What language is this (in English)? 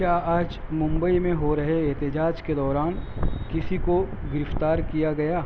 Urdu